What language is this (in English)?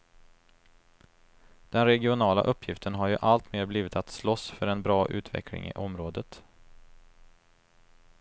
Swedish